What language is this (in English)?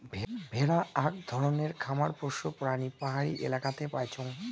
Bangla